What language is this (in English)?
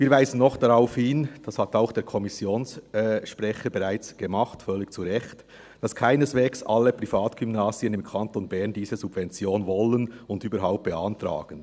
Swiss German